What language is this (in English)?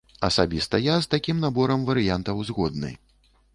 Belarusian